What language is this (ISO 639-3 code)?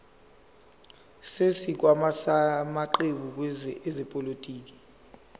zul